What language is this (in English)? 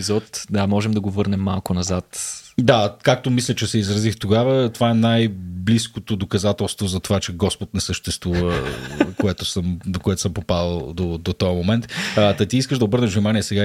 Bulgarian